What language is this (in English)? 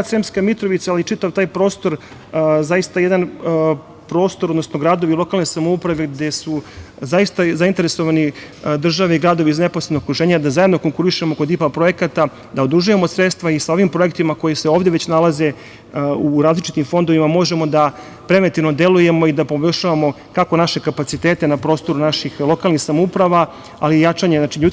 Serbian